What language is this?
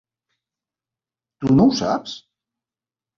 Catalan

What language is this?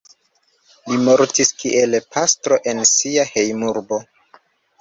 Esperanto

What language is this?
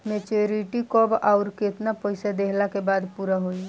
Bhojpuri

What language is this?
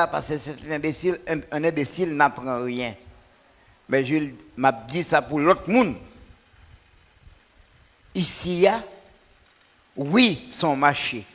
French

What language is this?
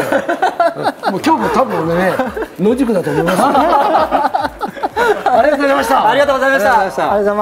Japanese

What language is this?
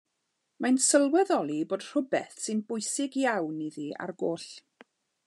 Welsh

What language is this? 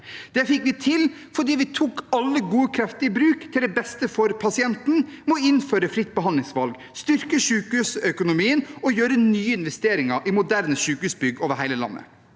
Norwegian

